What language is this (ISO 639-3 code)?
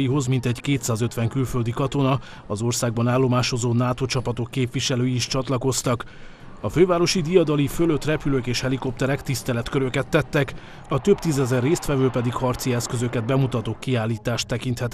hun